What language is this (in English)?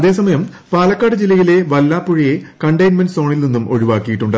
Malayalam